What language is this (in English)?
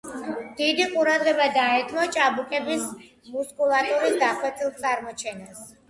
Georgian